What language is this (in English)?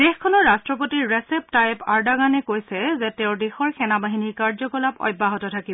Assamese